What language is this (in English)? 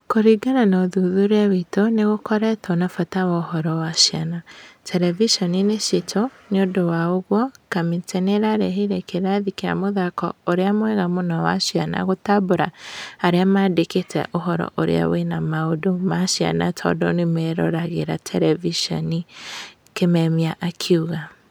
Kikuyu